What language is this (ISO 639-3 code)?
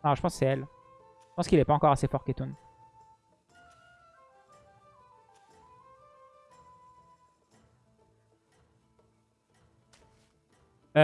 fra